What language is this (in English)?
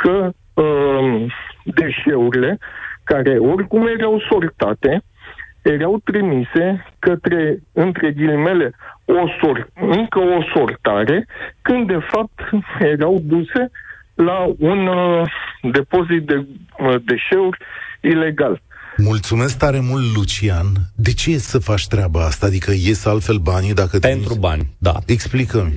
Romanian